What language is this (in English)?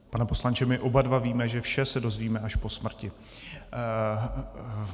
Czech